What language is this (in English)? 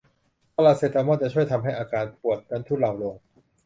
Thai